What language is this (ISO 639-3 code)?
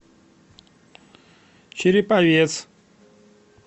rus